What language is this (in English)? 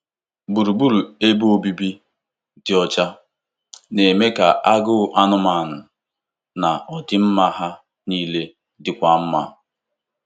Igbo